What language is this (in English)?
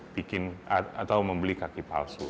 Indonesian